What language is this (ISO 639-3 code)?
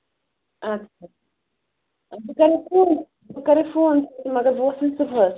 kas